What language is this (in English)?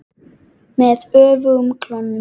Icelandic